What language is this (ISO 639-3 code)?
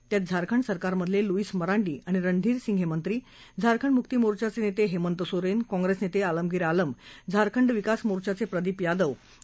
mar